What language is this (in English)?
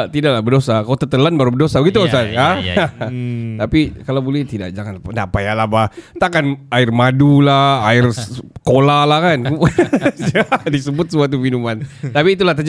Malay